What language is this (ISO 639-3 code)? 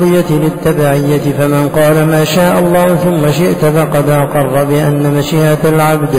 ara